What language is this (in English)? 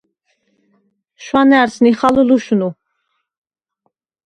Svan